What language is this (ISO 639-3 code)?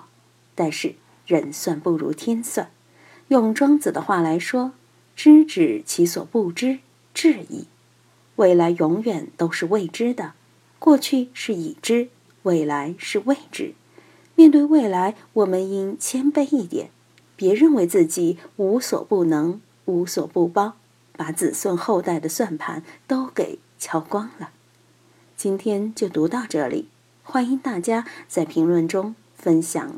zho